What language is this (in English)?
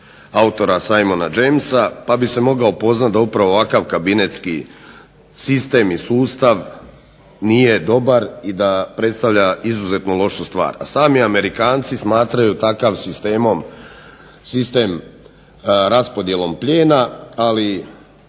Croatian